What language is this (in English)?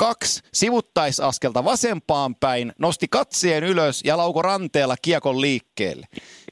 Finnish